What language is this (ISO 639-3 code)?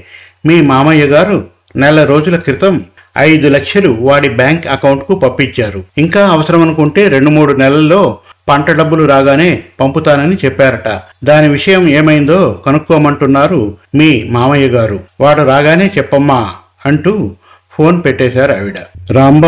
tel